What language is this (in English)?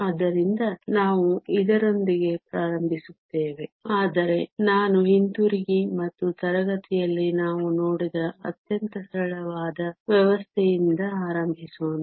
Kannada